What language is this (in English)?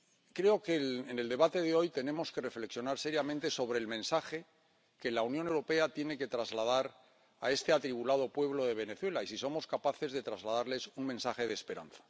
Spanish